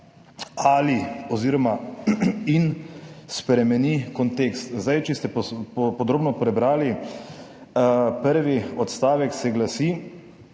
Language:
Slovenian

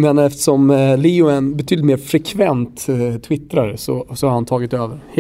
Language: Swedish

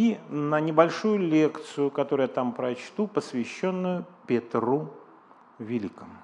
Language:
Russian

